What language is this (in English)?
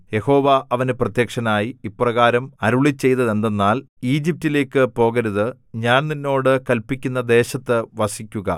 Malayalam